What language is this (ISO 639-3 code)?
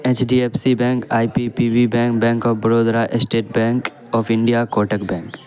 urd